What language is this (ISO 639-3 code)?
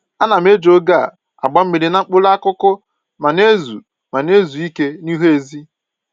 ibo